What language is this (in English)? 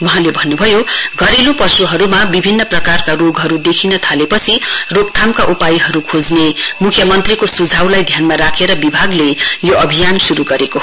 Nepali